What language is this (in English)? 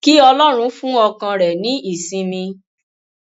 Yoruba